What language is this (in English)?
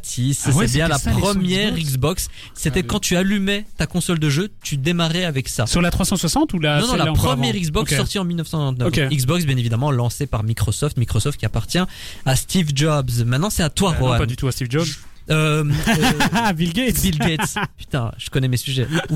French